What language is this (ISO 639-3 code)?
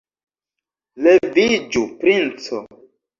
epo